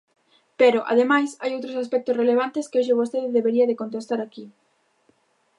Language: Galician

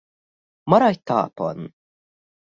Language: Hungarian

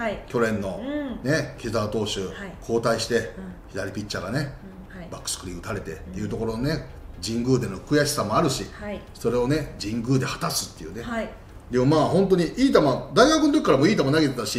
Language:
Japanese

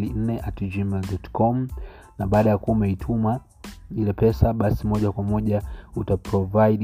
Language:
Swahili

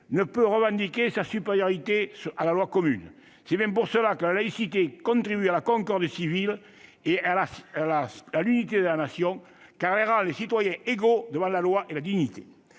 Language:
French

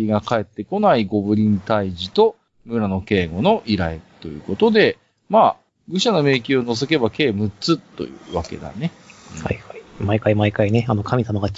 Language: Japanese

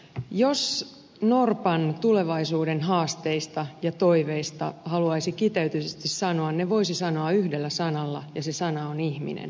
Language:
Finnish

